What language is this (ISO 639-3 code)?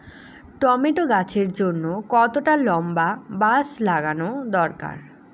ben